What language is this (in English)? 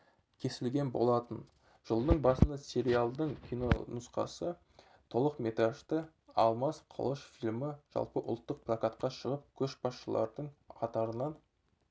Kazakh